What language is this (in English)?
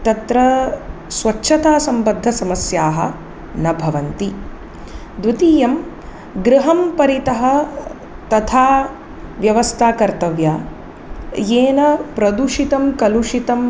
Sanskrit